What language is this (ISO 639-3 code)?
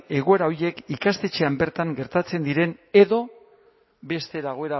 eus